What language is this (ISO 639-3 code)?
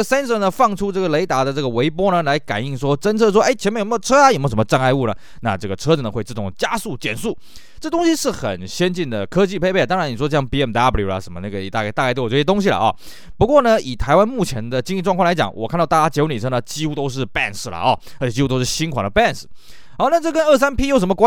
zho